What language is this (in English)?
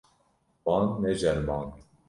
Kurdish